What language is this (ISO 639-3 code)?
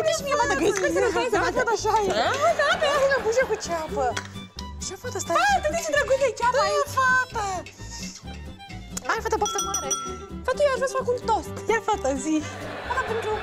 ron